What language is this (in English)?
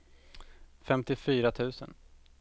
Swedish